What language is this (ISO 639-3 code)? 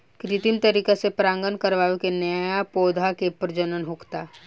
bho